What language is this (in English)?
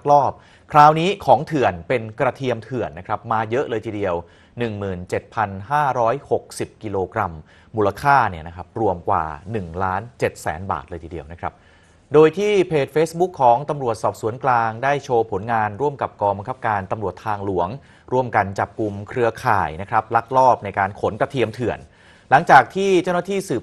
Thai